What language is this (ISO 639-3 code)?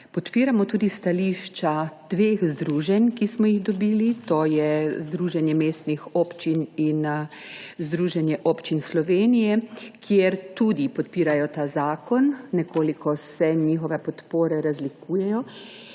slv